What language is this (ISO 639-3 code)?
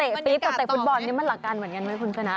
tha